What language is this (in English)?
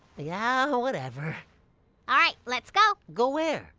English